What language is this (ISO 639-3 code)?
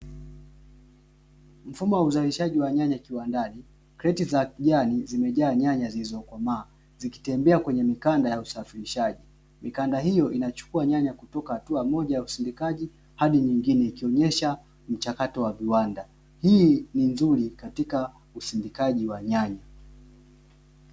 swa